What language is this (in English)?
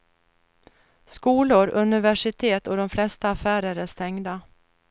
Swedish